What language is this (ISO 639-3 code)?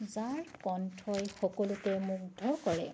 asm